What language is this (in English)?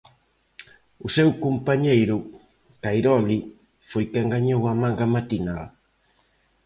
Galician